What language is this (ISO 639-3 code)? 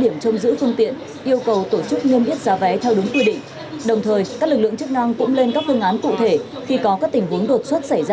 vie